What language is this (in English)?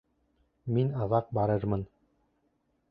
Bashkir